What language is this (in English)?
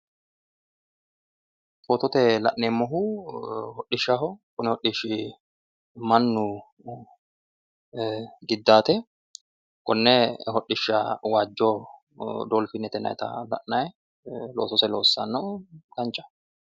Sidamo